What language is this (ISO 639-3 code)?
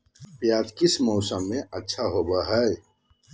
mag